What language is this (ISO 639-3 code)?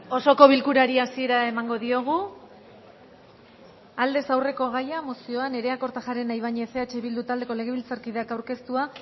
eus